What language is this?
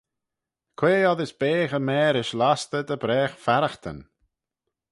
Manx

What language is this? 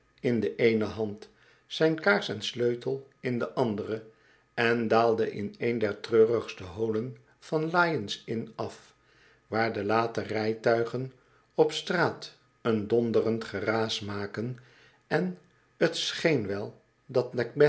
Dutch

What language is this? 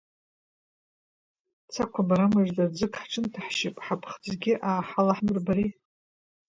Abkhazian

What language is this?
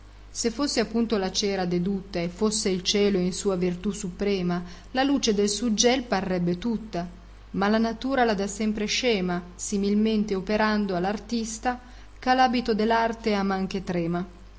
Italian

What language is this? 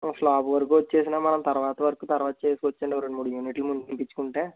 Telugu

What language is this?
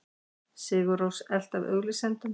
Icelandic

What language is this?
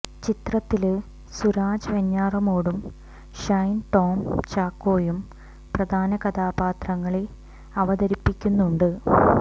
Malayalam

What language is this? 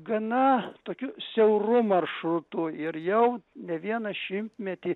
Lithuanian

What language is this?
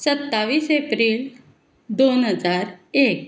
Konkani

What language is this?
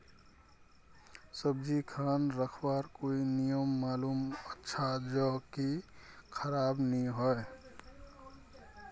Magahi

